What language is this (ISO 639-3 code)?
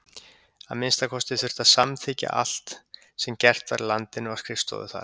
isl